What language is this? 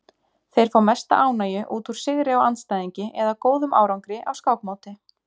Icelandic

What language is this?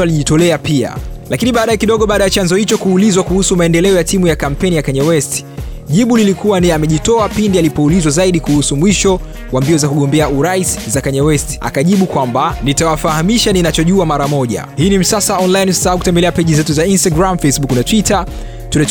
Swahili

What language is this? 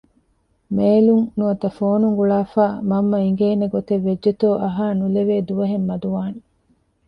Divehi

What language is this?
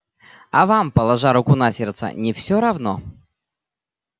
Russian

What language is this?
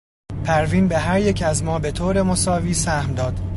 Persian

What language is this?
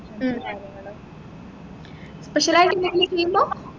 Malayalam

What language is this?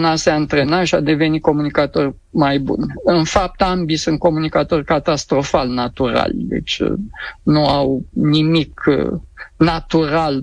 Romanian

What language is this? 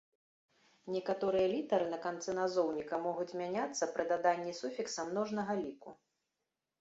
Belarusian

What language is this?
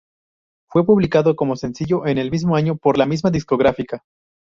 Spanish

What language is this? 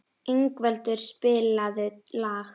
Icelandic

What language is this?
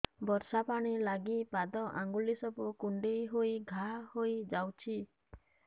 Odia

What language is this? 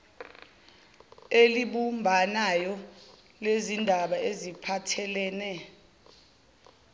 Zulu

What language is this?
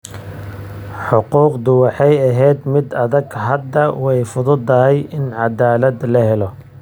Somali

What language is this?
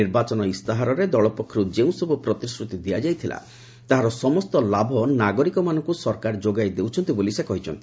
Odia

